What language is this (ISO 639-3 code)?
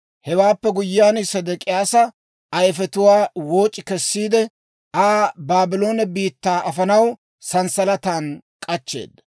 dwr